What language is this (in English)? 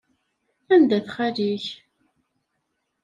Kabyle